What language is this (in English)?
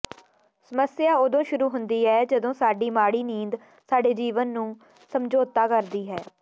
Punjabi